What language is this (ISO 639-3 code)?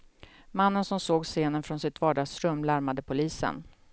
swe